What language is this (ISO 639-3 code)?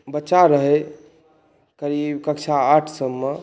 mai